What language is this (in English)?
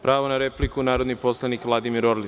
Serbian